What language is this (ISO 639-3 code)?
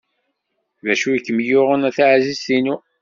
kab